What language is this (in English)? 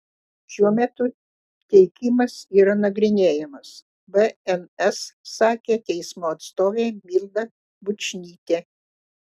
Lithuanian